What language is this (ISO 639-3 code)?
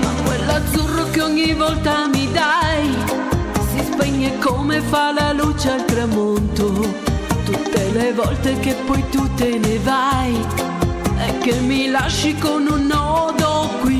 ita